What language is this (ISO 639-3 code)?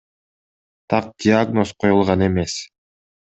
kir